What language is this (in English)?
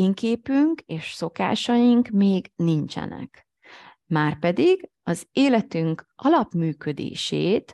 Hungarian